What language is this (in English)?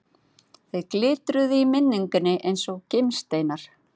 Icelandic